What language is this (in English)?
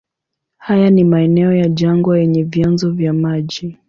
Swahili